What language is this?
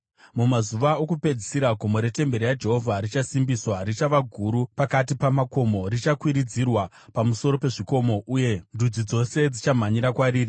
Shona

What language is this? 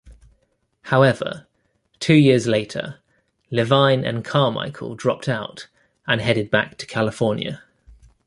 English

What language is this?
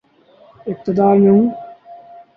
Urdu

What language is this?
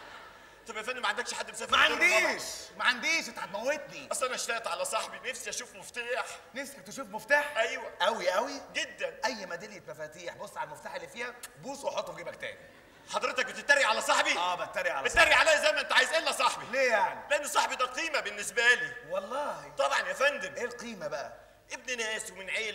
Arabic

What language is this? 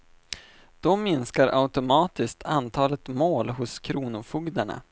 Swedish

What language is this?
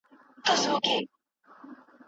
Pashto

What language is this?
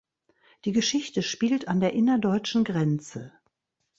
German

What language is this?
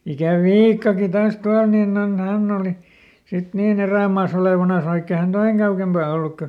Finnish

